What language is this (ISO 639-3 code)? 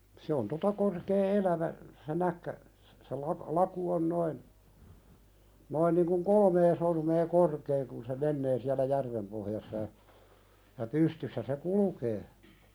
fin